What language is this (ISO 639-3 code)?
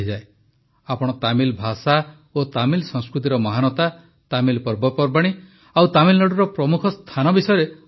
ori